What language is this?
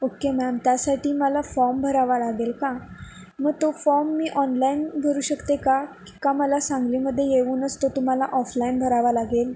Marathi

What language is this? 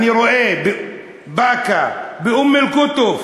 Hebrew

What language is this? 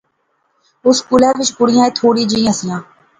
Pahari-Potwari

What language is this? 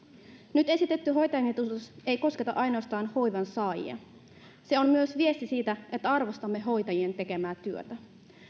Finnish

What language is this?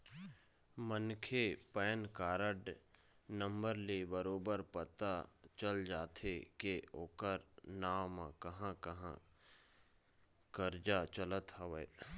Chhattisgarhi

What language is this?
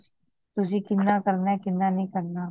Punjabi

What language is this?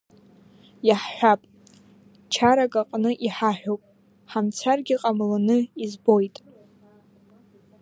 Abkhazian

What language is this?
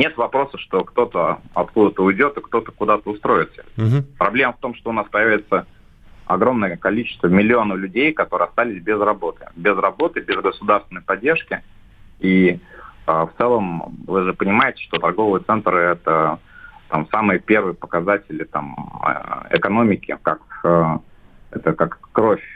Russian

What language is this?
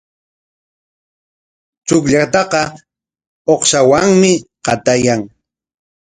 Corongo Ancash Quechua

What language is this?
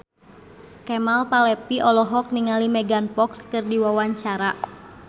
Sundanese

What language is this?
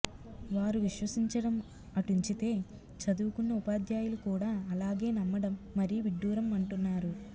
Telugu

